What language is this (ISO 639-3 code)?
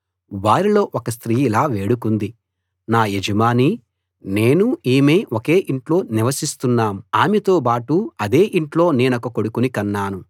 tel